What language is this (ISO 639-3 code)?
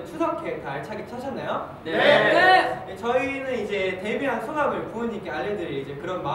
kor